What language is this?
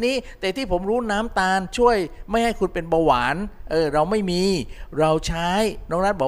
Thai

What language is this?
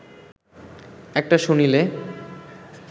Bangla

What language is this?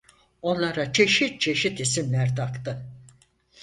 Turkish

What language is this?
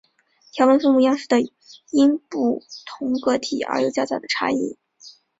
Chinese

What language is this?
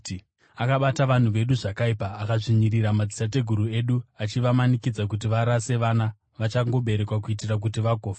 Shona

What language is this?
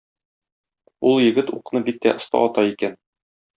Tatar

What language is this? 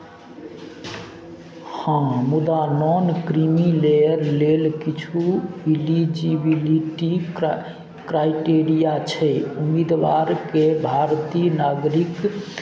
Maithili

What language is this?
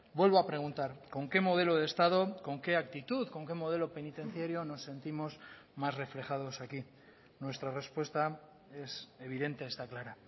Spanish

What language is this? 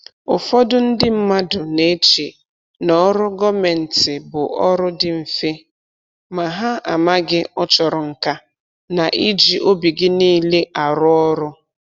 Igbo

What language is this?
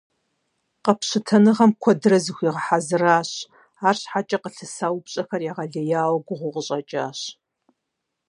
Kabardian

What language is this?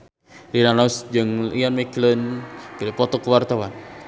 Sundanese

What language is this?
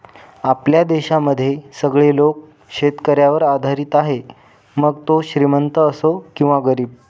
Marathi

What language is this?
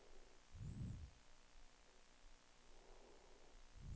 Danish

